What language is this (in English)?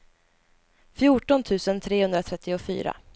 Swedish